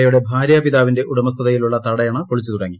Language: Malayalam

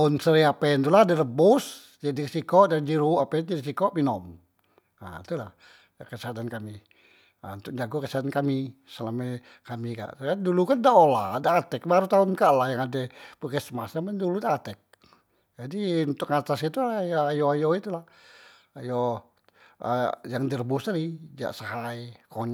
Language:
Musi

